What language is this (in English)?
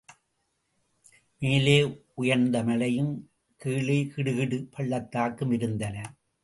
Tamil